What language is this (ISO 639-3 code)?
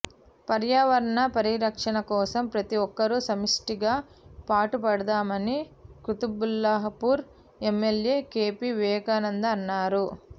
tel